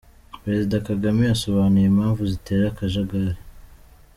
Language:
Kinyarwanda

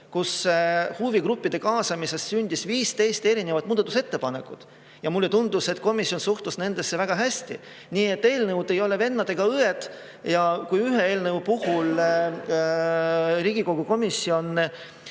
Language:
Estonian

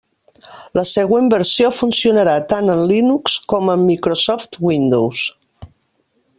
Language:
Catalan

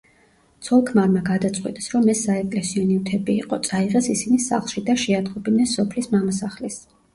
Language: Georgian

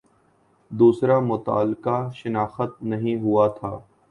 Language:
Urdu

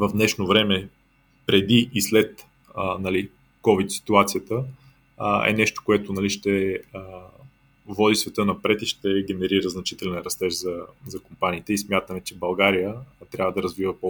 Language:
Bulgarian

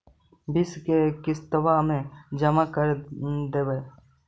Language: Magahi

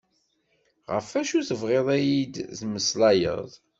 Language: Kabyle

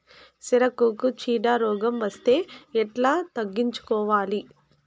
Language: Telugu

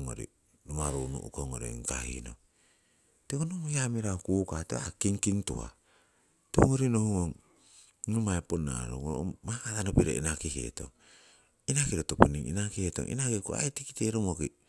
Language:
Siwai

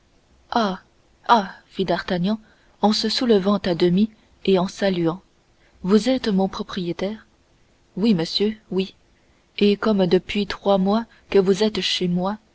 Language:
French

